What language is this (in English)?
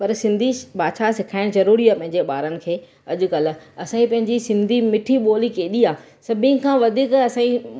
Sindhi